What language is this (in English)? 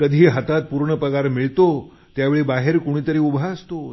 Marathi